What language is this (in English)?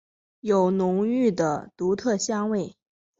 Chinese